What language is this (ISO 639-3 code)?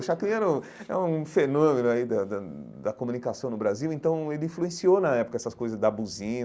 por